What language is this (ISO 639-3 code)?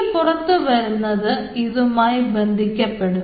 mal